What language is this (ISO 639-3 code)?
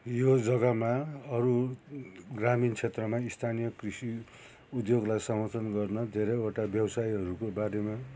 nep